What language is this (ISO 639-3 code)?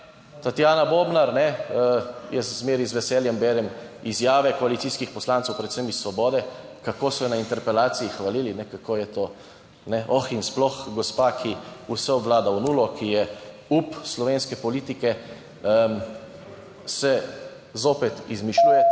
slv